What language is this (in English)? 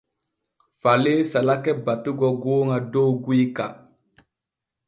Borgu Fulfulde